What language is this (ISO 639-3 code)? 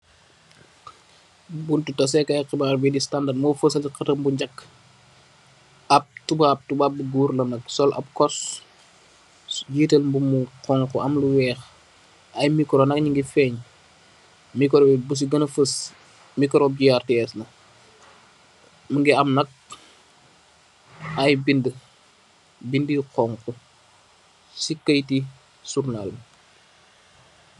wol